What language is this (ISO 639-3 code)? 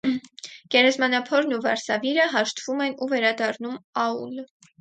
hye